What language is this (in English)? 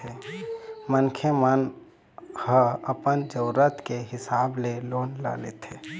Chhattisgarhi